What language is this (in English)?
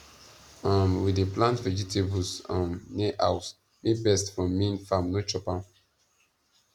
Nigerian Pidgin